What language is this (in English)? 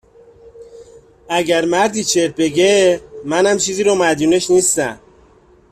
Persian